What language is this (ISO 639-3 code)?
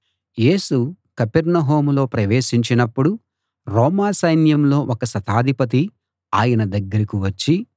tel